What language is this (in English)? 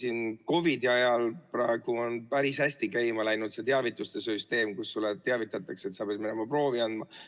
Estonian